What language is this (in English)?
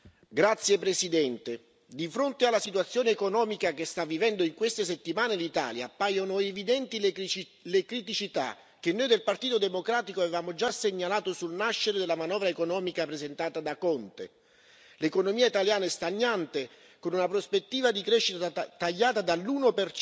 Italian